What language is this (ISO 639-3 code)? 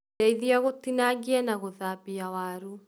kik